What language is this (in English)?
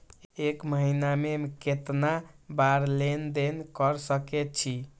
Maithili